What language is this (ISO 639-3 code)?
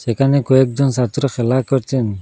ben